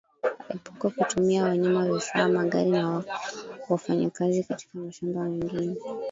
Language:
Swahili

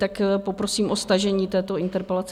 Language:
Czech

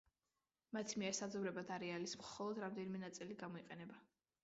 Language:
Georgian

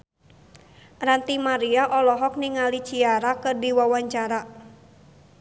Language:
Sundanese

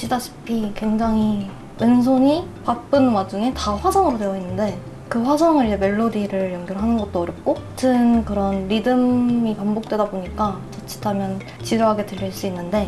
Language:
Korean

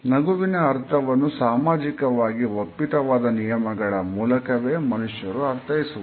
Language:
Kannada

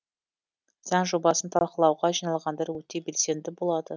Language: Kazakh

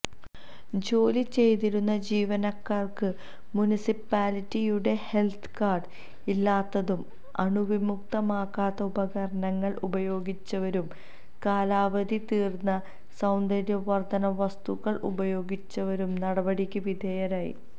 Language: Malayalam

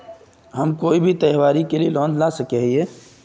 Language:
Magahi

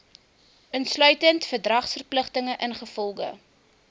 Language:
Afrikaans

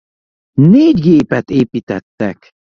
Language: Hungarian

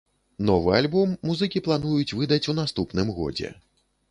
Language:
Belarusian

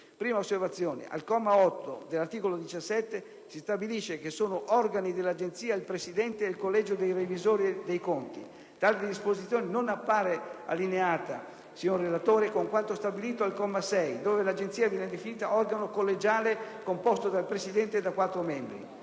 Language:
Italian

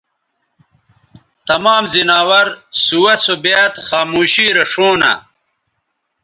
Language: Bateri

